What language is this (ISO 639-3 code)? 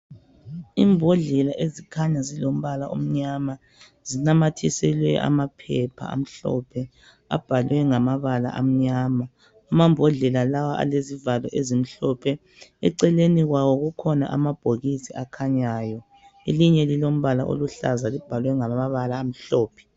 nde